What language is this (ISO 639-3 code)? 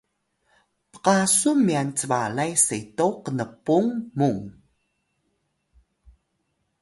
tay